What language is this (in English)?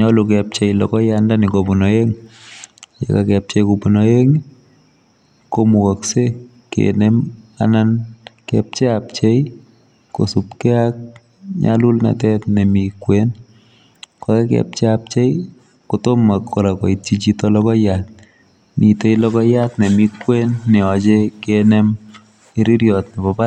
Kalenjin